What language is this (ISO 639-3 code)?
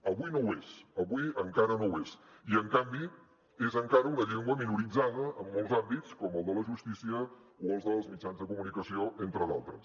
cat